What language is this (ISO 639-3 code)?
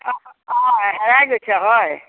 asm